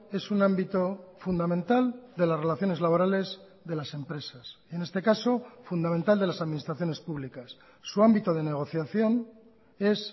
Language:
Spanish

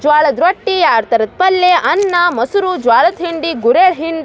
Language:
Kannada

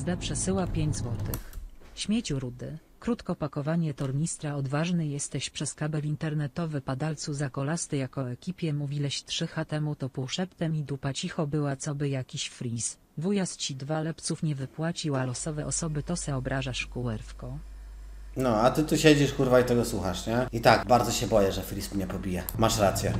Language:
Polish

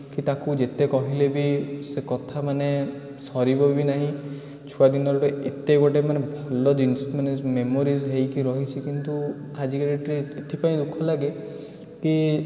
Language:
Odia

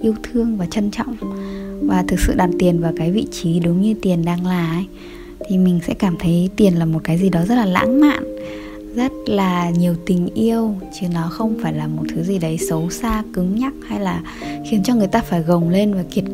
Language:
Vietnamese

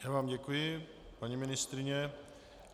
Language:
Czech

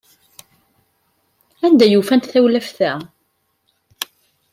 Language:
Kabyle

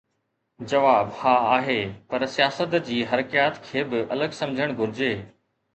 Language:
Sindhi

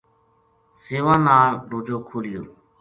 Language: Gujari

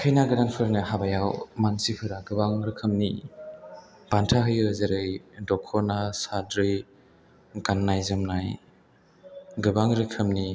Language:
Bodo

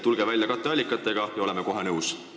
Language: Estonian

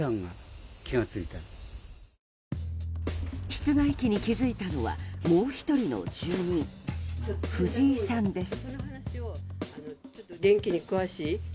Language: Japanese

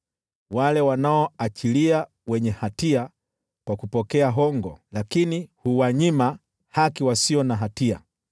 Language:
Swahili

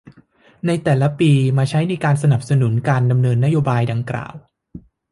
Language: Thai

